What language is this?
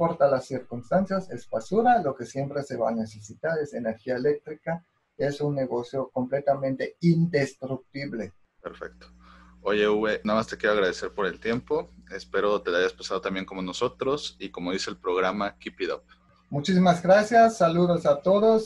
Spanish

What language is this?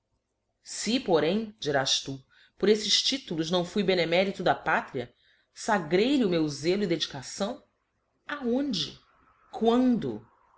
Portuguese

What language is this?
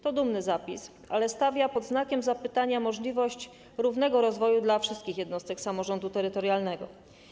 Polish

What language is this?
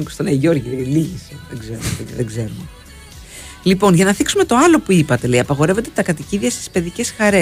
Greek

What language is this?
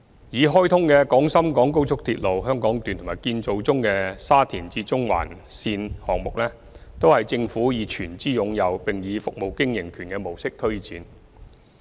Cantonese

